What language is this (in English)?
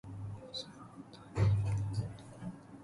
Persian